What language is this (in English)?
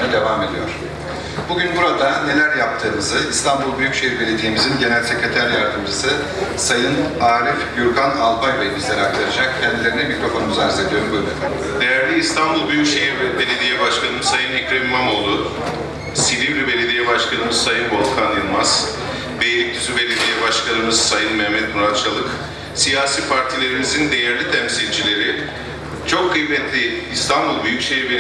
Turkish